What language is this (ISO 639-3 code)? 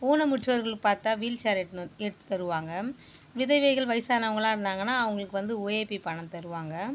tam